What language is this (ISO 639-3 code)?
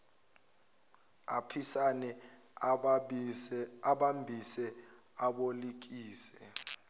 zul